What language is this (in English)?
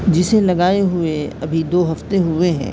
Urdu